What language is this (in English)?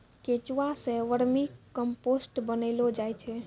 Maithili